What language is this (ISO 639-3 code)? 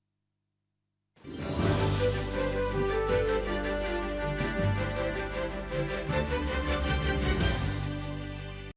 ukr